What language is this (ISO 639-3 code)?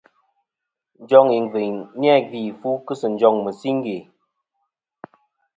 bkm